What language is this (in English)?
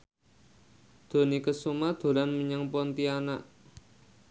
Javanese